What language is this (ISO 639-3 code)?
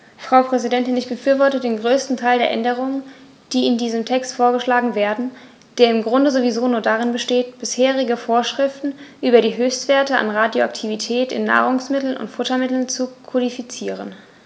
deu